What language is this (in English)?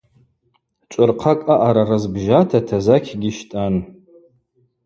Abaza